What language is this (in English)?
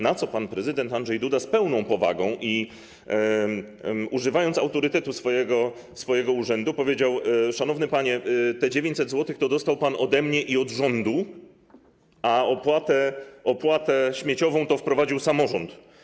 Polish